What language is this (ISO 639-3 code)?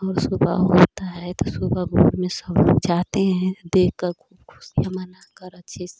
hin